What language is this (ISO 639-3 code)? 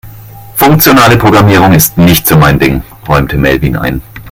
deu